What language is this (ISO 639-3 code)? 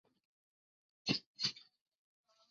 ben